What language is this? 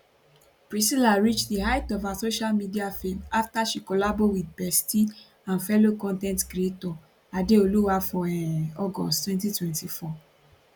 Nigerian Pidgin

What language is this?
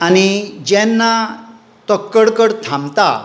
Konkani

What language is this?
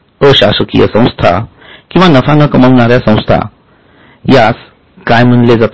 Marathi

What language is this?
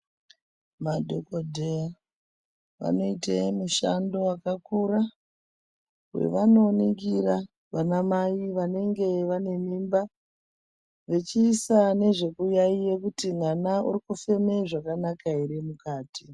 Ndau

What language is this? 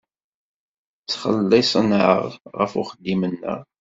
Kabyle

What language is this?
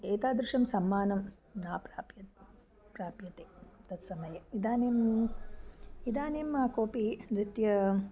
Sanskrit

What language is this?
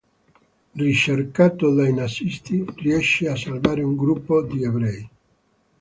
Italian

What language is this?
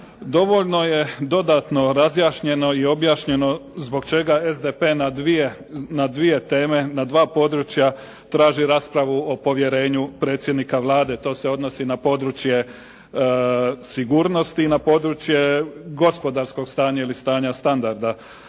Croatian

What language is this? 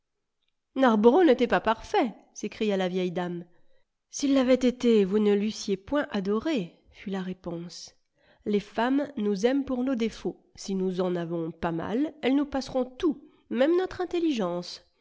French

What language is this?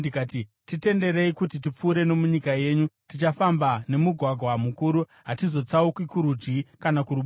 Shona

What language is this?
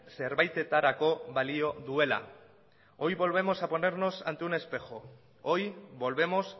Spanish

